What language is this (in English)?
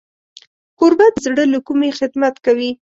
Pashto